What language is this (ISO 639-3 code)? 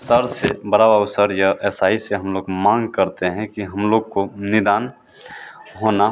hin